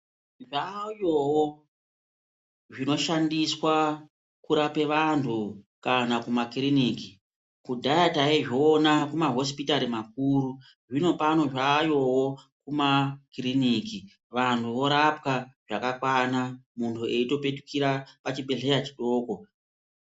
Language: Ndau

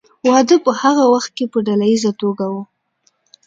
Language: Pashto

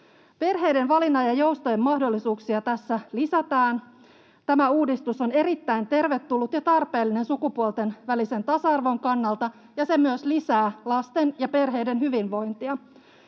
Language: Finnish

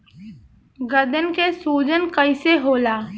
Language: Bhojpuri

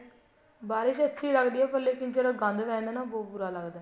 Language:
Punjabi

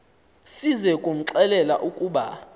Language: Xhosa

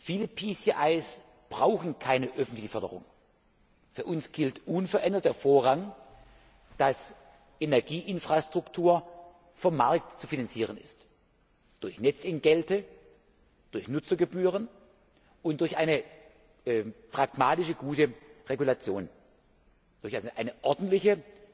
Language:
German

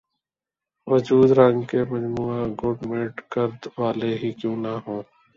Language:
Urdu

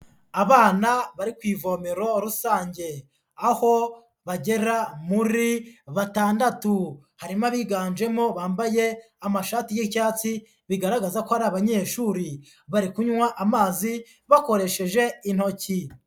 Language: Kinyarwanda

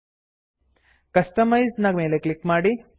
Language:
Kannada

